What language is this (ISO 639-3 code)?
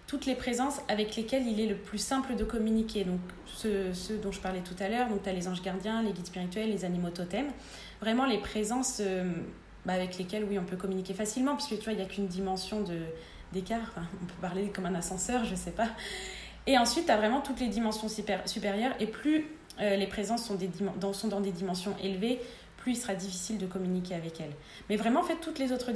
fra